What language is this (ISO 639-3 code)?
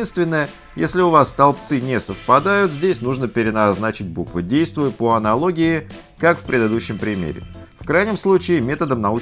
rus